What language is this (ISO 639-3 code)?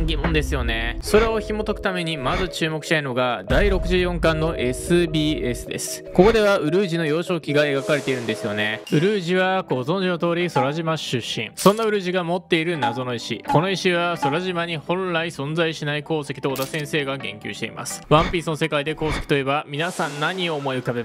jpn